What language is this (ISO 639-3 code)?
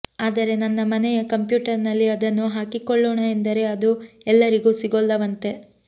kan